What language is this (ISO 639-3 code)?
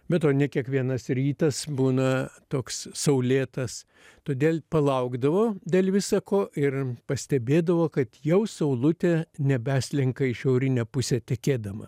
lit